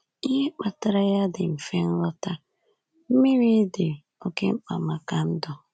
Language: Igbo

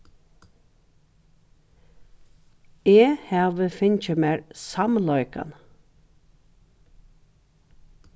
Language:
Faroese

